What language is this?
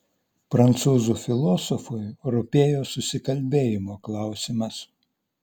Lithuanian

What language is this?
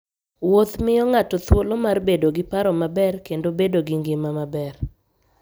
Luo (Kenya and Tanzania)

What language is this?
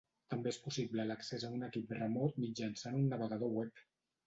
Catalan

